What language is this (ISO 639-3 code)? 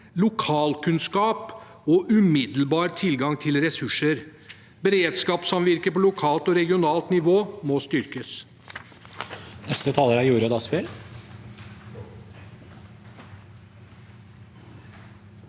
nor